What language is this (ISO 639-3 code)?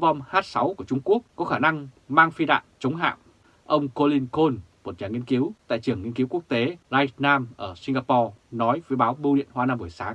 vie